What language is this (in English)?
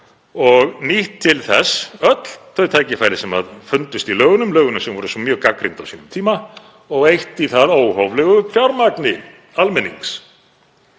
Icelandic